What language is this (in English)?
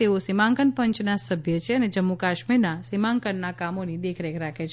Gujarati